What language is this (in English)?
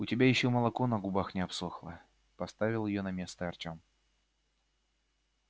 Russian